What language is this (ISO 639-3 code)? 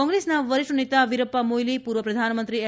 guj